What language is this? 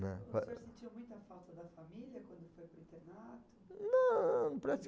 Portuguese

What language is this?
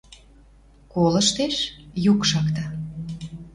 Western Mari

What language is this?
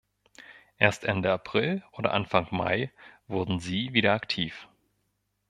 German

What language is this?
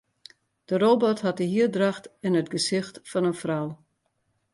Western Frisian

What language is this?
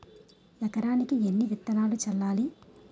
Telugu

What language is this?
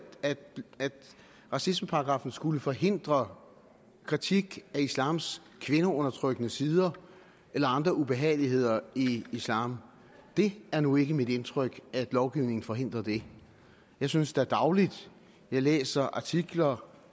Danish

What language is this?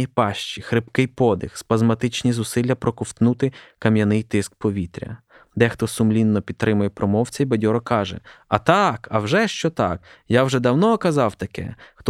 Ukrainian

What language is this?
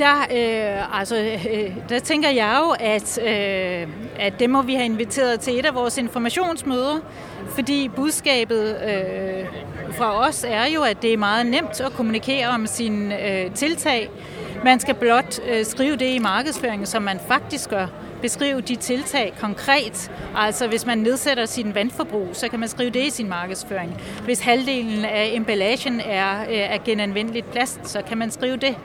Danish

